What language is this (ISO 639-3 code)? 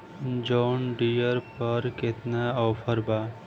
bho